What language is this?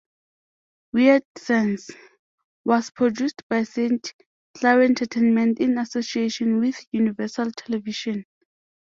English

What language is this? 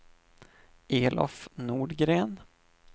Swedish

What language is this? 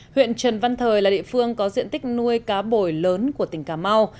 Vietnamese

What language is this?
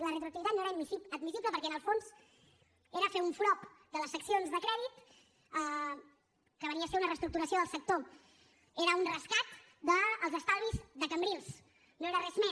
Catalan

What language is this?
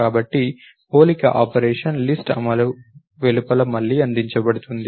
Telugu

